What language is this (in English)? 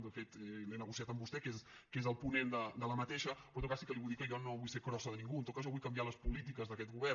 Catalan